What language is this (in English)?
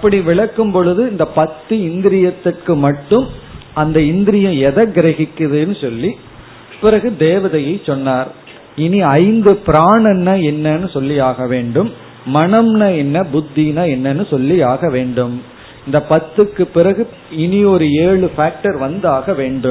Tamil